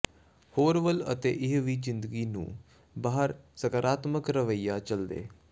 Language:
Punjabi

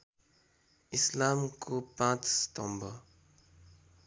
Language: Nepali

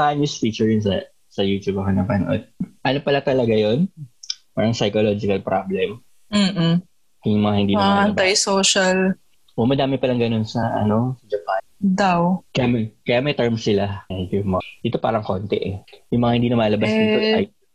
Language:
Filipino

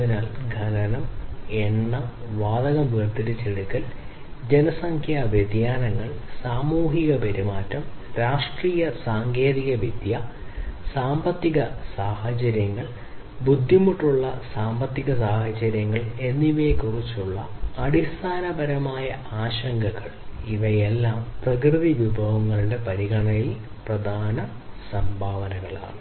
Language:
Malayalam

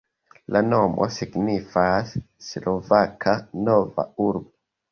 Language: Esperanto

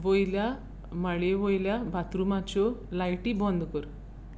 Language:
Konkani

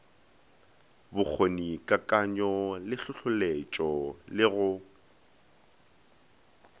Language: Northern Sotho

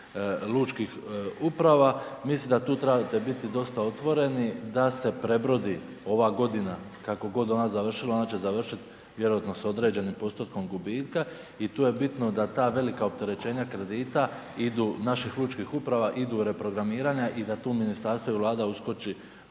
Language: Croatian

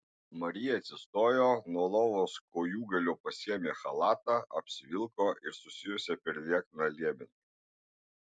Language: Lithuanian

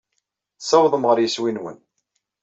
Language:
Kabyle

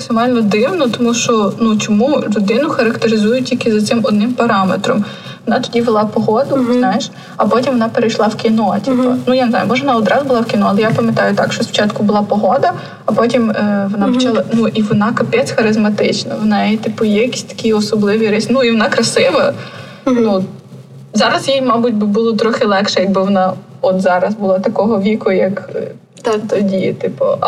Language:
Ukrainian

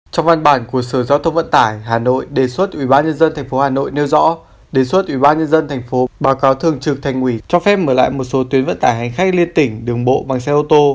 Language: Vietnamese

